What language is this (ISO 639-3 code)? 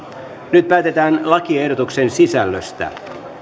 fin